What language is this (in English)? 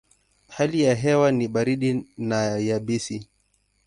Swahili